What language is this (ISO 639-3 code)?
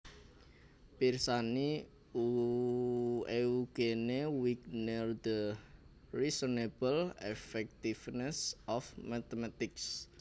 jav